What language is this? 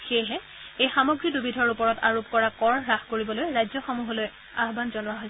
Assamese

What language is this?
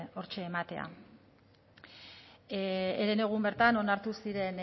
Basque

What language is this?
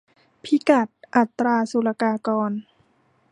Thai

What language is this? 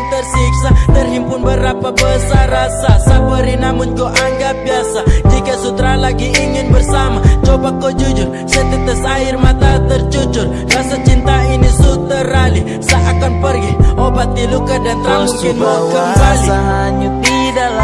Indonesian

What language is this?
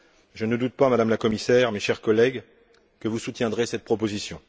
French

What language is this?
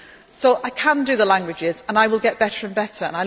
English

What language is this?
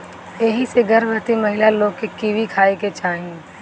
Bhojpuri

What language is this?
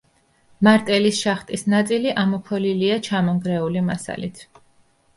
Georgian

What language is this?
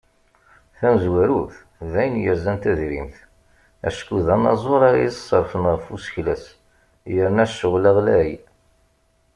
Kabyle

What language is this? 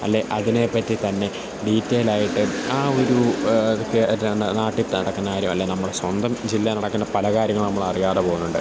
Malayalam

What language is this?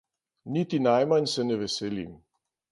Slovenian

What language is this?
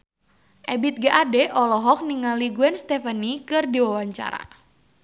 Sundanese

